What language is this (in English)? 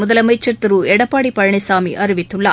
Tamil